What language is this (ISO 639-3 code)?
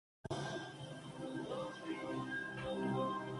spa